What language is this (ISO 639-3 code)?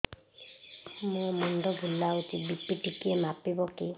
ori